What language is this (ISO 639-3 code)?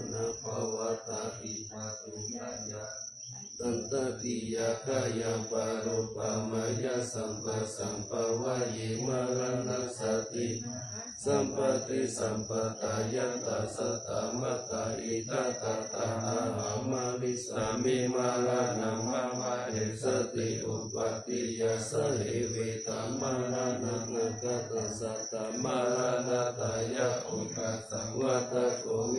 tha